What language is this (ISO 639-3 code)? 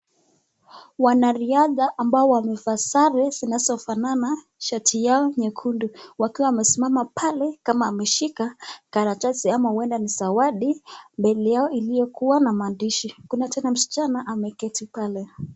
swa